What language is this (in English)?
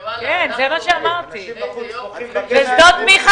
Hebrew